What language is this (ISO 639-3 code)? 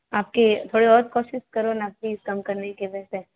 hin